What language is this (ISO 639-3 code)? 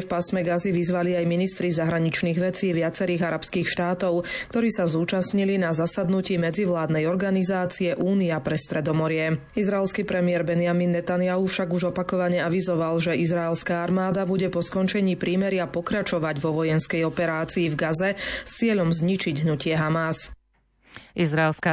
slk